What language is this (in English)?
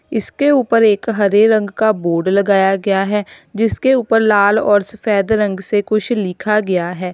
Hindi